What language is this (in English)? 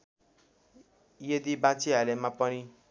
Nepali